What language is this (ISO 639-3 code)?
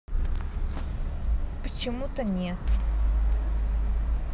rus